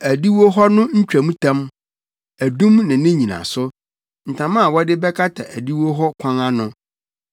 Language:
Akan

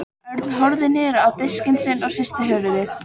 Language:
Icelandic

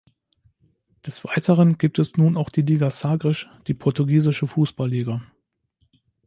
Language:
German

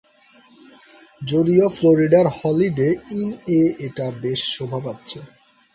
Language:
Bangla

